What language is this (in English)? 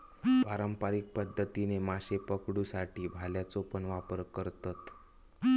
Marathi